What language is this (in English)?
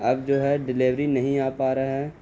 Urdu